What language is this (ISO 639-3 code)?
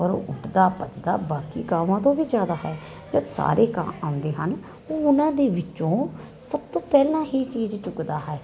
pan